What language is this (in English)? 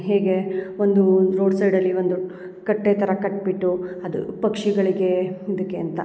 Kannada